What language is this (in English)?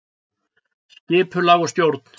Icelandic